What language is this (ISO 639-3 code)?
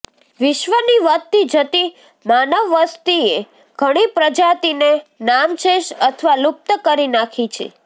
guj